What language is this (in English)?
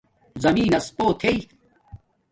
Domaaki